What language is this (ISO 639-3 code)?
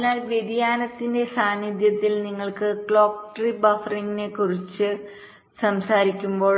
mal